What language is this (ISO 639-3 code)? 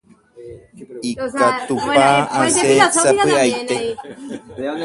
grn